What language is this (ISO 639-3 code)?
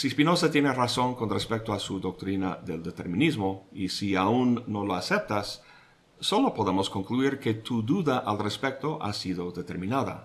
spa